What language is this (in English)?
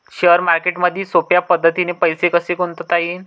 Marathi